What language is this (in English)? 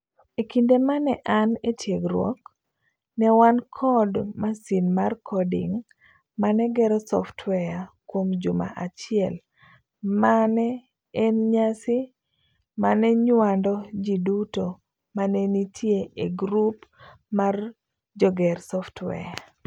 Luo (Kenya and Tanzania)